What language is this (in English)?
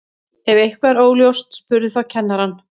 Icelandic